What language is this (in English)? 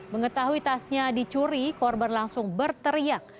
Indonesian